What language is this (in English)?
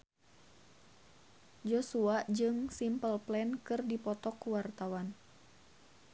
Sundanese